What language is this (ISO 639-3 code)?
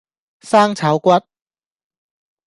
yue